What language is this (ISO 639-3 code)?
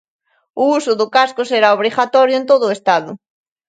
glg